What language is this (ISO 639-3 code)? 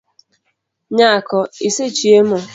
luo